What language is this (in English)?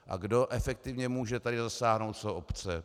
Czech